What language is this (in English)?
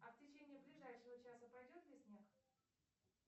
Russian